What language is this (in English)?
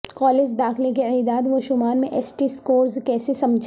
Urdu